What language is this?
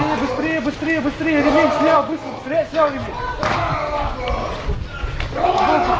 Russian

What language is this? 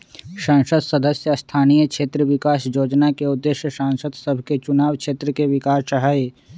Magahi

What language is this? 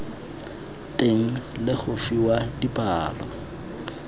Tswana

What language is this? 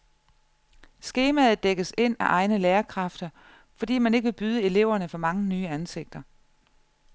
Danish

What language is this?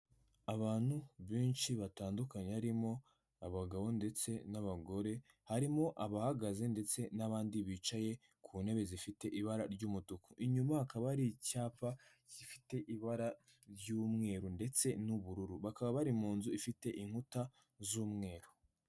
Kinyarwanda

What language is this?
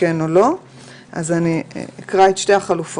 Hebrew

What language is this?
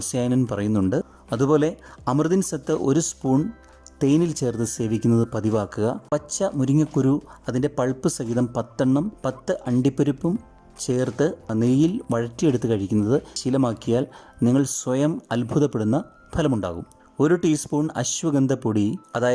Malayalam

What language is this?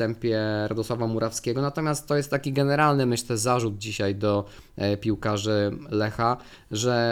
Polish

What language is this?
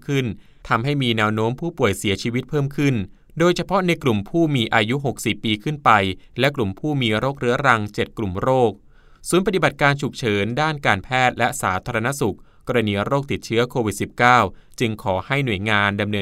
Thai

